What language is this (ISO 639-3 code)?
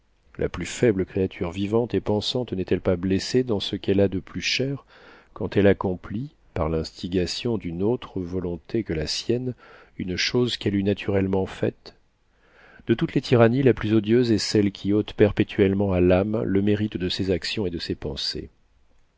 fra